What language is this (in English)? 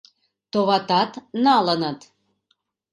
Mari